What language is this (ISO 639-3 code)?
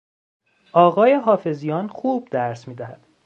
fas